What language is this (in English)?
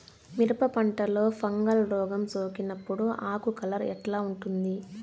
Telugu